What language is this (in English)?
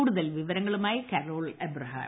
Malayalam